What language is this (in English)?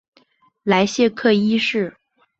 Chinese